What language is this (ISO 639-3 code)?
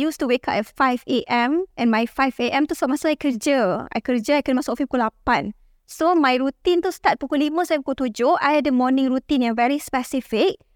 msa